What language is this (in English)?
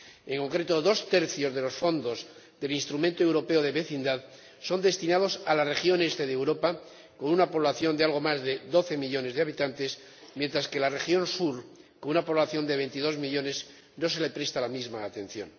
Spanish